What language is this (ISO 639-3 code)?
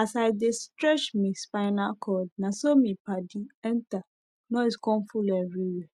pcm